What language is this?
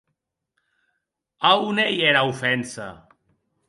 Occitan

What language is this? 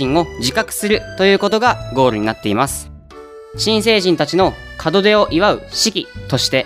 Japanese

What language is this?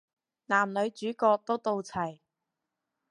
Cantonese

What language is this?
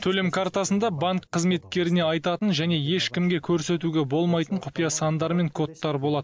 Kazakh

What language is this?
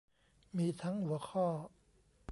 Thai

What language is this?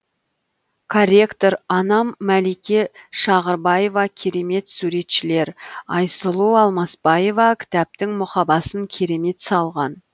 Kazakh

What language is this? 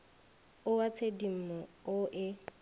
Northern Sotho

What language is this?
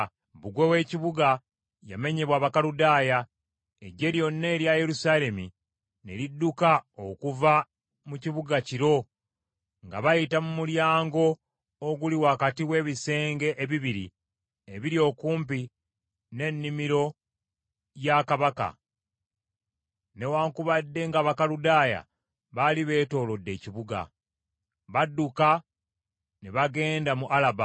Ganda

